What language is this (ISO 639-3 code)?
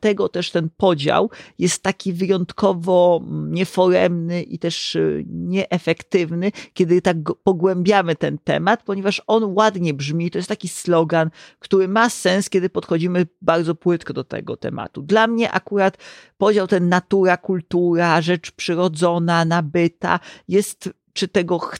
pol